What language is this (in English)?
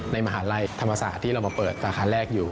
Thai